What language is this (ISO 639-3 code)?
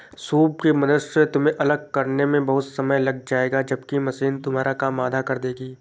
hin